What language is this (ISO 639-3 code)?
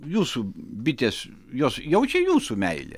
lit